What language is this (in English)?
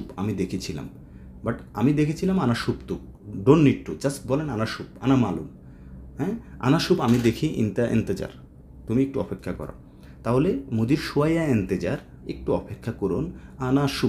Hindi